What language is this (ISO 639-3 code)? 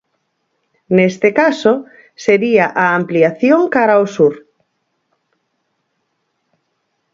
glg